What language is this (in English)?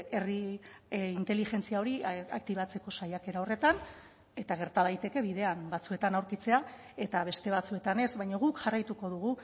Basque